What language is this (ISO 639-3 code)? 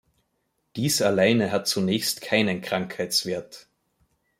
deu